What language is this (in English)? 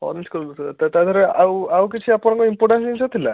Odia